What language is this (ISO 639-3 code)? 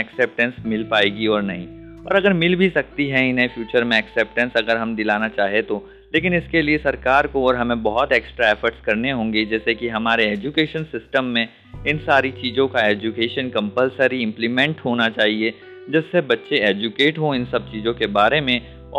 hin